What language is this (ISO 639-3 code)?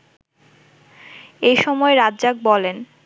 ben